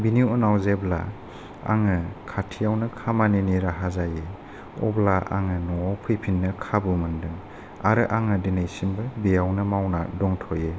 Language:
Bodo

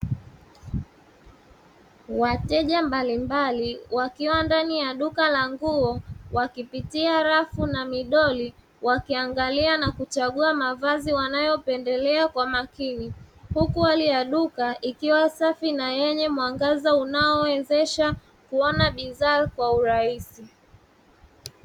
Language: Swahili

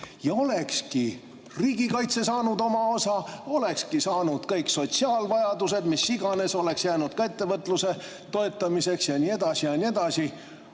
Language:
Estonian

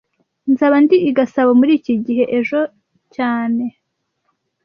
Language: Kinyarwanda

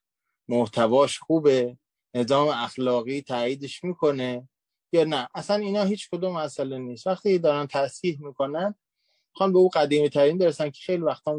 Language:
Persian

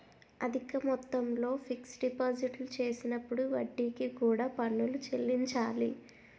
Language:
Telugu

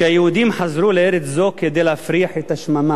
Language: Hebrew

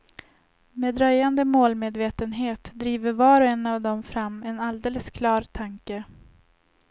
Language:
Swedish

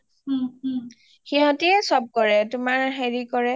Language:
Assamese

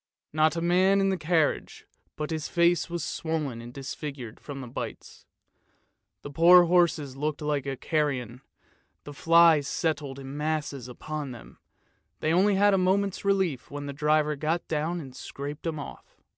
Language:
English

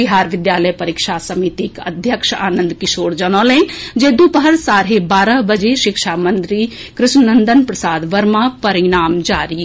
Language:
Maithili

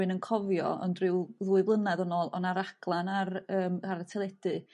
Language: Welsh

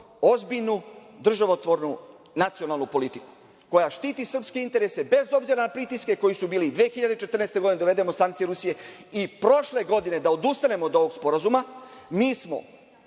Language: Serbian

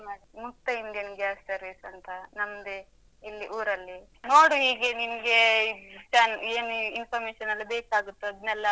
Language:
Kannada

